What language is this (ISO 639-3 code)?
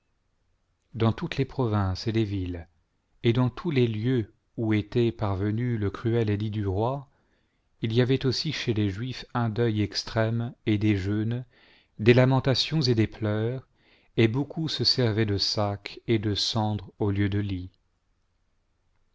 fra